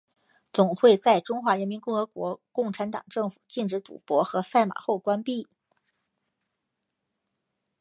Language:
Chinese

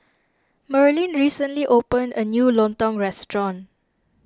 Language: English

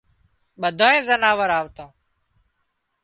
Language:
Wadiyara Koli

